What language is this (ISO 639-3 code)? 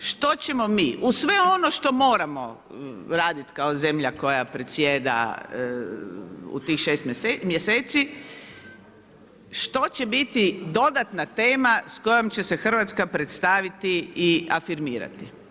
hrv